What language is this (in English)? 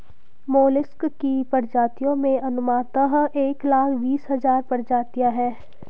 Hindi